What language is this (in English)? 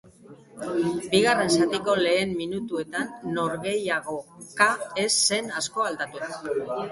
Basque